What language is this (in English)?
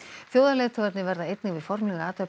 Icelandic